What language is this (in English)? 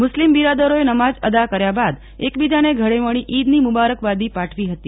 Gujarati